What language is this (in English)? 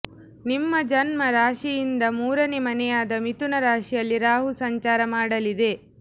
Kannada